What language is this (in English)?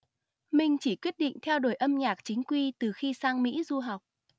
Vietnamese